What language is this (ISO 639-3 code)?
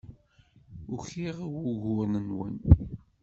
kab